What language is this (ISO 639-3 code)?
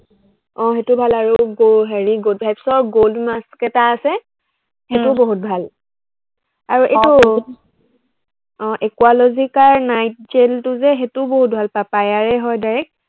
asm